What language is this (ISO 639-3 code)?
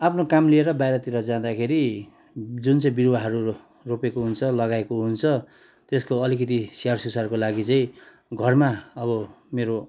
nep